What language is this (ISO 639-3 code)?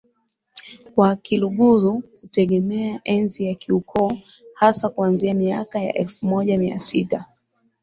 swa